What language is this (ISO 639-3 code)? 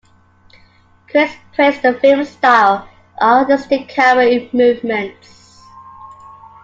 eng